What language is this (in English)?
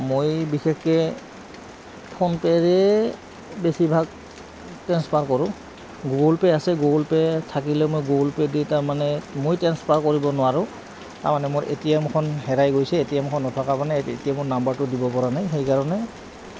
Assamese